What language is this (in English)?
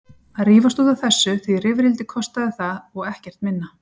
Icelandic